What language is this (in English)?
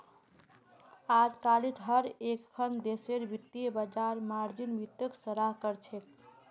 Magahi